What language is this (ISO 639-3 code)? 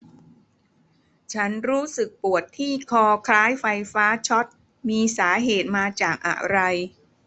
tha